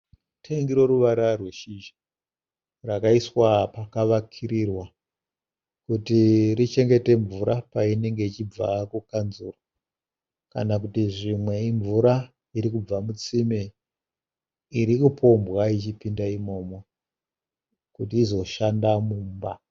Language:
Shona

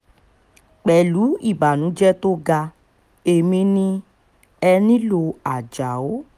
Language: Yoruba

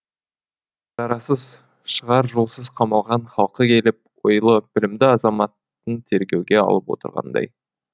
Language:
Kazakh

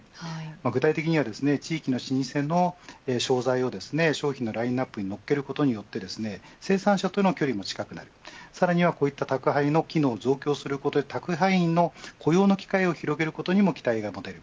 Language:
Japanese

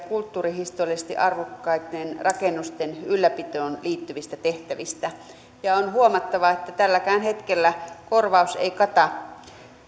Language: Finnish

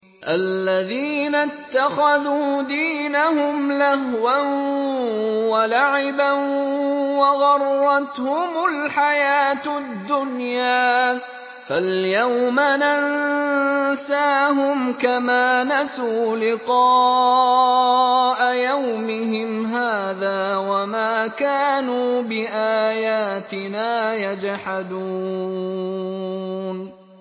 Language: Arabic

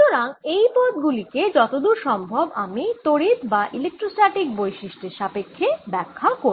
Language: Bangla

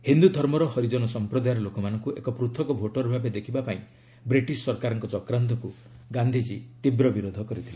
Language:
Odia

